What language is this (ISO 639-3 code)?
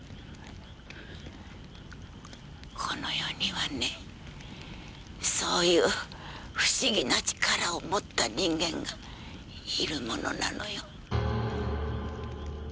jpn